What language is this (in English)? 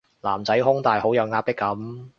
Cantonese